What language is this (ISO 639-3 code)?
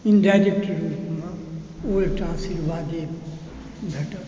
mai